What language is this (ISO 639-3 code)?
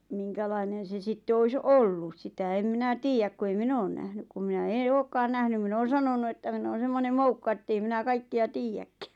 fin